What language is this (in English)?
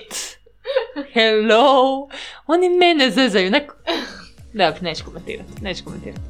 Croatian